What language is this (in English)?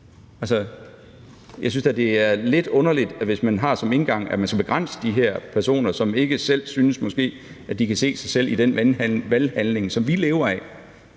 Danish